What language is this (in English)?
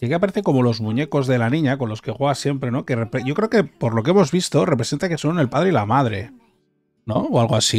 Spanish